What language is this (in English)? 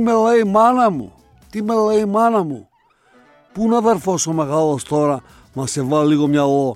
Greek